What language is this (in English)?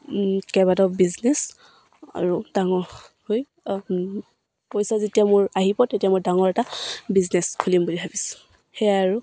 Assamese